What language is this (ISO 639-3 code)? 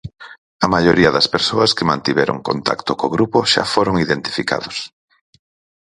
glg